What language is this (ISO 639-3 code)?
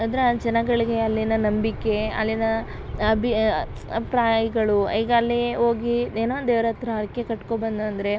kan